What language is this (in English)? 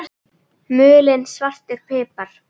Icelandic